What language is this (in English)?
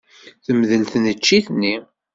Kabyle